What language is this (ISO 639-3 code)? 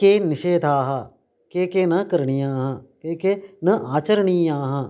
san